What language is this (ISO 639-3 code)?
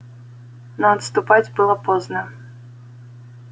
rus